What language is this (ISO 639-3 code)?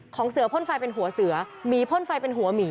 tha